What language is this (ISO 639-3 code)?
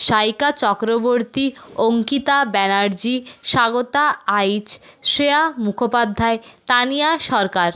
ben